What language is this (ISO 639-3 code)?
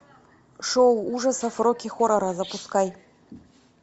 rus